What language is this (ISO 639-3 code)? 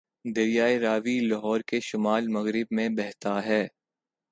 urd